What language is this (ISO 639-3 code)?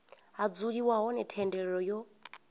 ven